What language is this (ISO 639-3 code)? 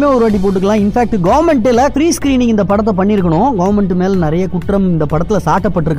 tam